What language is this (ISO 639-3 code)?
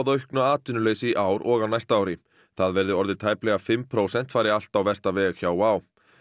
isl